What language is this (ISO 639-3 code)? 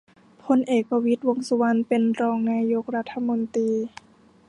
tha